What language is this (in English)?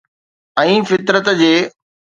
Sindhi